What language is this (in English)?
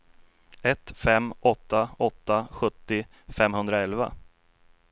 Swedish